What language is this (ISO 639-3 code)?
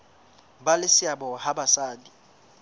sot